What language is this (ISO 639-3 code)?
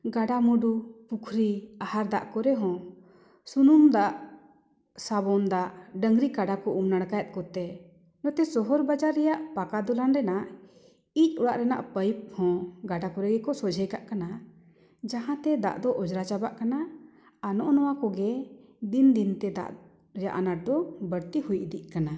sat